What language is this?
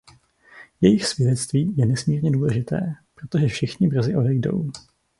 Czech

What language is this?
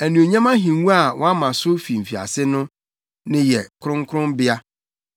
Akan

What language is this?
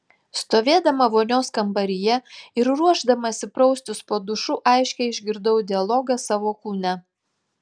Lithuanian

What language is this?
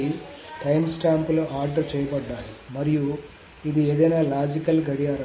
Telugu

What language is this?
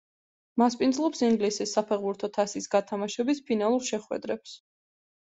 Georgian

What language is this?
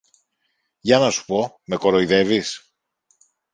Greek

